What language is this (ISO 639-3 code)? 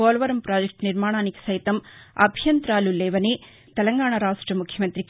tel